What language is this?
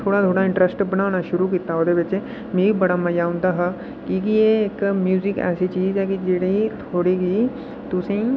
Dogri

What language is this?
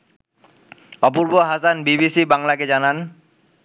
Bangla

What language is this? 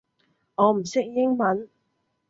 Cantonese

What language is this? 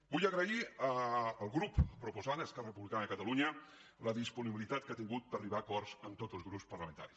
Catalan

